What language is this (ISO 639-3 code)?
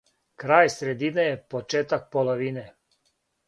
srp